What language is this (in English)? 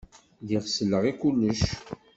Kabyle